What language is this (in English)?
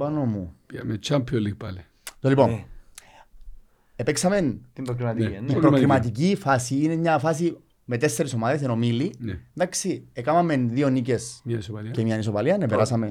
Greek